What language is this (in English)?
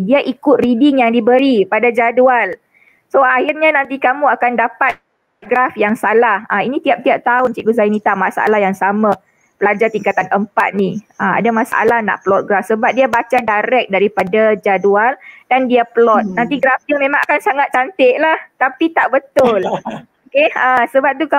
Malay